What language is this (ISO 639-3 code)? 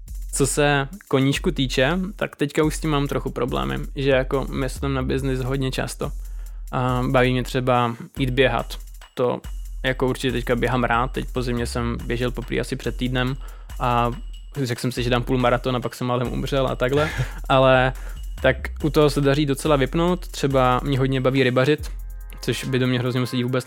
ces